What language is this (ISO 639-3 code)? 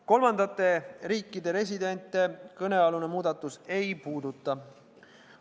est